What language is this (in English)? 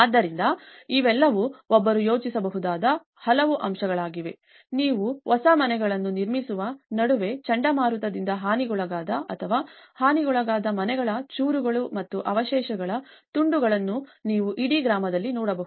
Kannada